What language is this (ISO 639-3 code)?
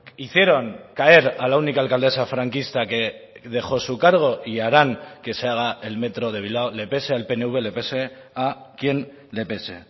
spa